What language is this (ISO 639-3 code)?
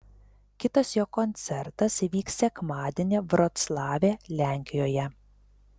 lit